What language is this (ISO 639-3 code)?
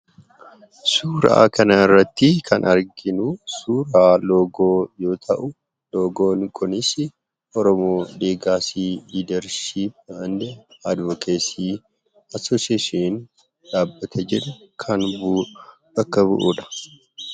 orm